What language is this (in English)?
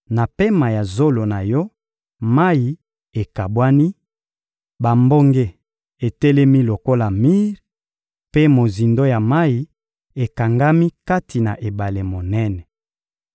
Lingala